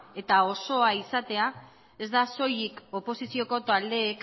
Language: Basque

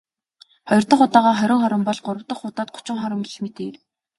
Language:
Mongolian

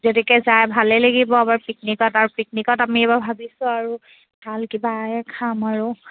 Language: Assamese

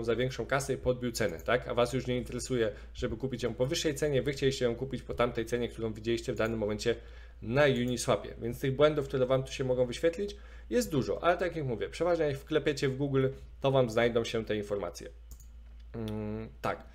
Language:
Polish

